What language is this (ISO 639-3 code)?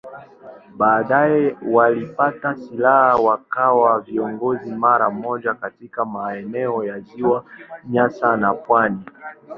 swa